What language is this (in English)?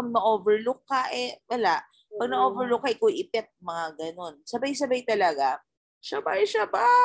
Filipino